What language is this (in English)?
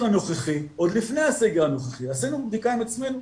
Hebrew